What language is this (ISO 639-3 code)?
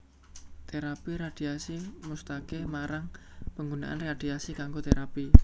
jav